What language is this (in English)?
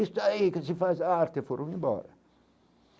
Portuguese